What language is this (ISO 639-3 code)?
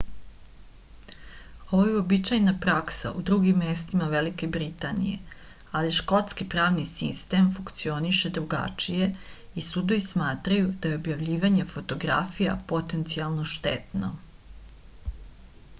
srp